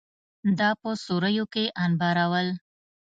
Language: Pashto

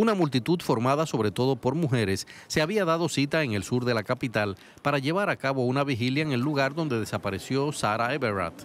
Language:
Spanish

